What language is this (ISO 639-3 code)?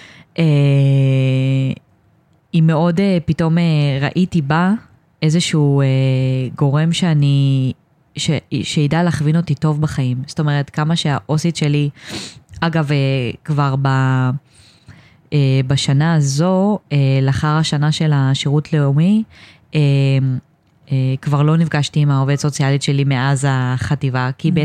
heb